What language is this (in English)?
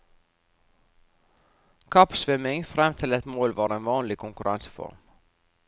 Norwegian